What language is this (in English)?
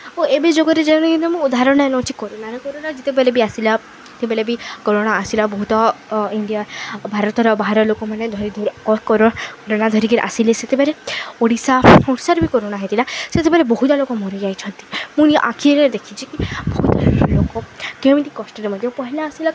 Odia